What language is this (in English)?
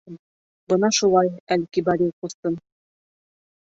Bashkir